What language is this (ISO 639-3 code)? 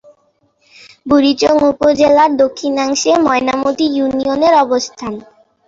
ben